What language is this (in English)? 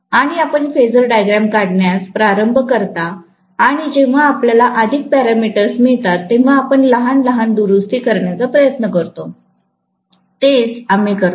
Marathi